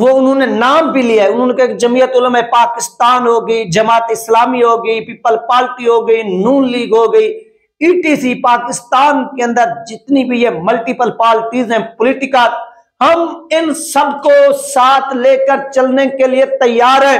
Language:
Hindi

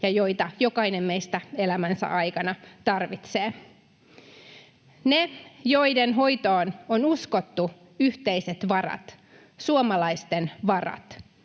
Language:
Finnish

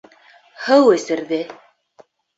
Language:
Bashkir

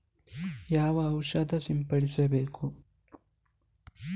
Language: Kannada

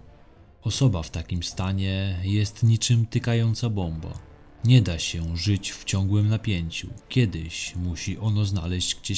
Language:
Polish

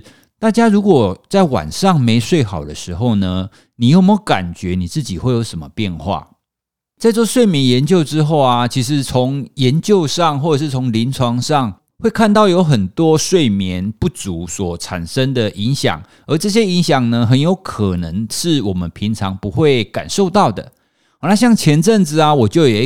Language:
Chinese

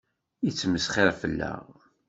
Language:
Kabyle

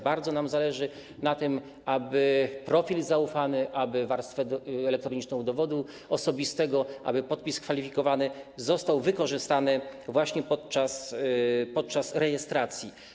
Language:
Polish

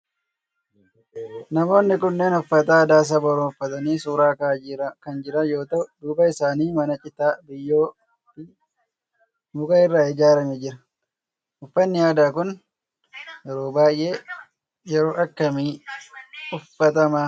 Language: Oromo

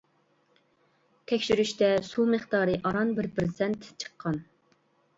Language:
Uyghur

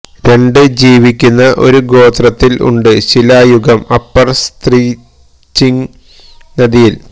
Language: Malayalam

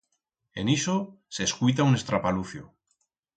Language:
Aragonese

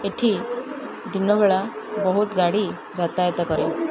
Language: Odia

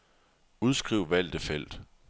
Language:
Danish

